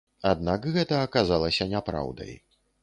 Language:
Belarusian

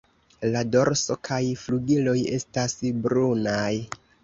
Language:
Esperanto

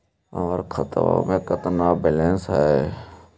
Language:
Magahi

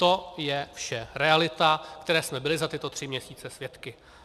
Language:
Czech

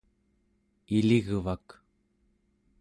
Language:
Central Yupik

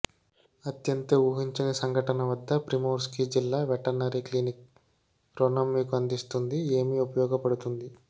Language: Telugu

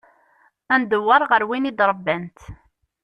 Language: Kabyle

